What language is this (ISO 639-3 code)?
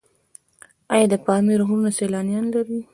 pus